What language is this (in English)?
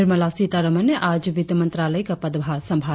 Hindi